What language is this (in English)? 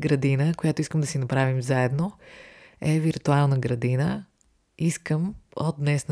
Bulgarian